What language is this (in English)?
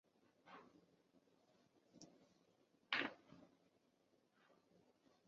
Chinese